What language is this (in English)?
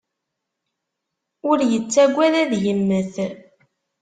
Kabyle